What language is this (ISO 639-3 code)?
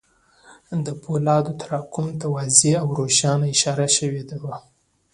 pus